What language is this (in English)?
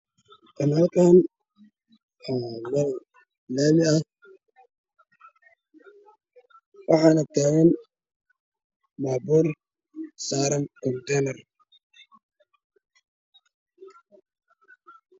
Somali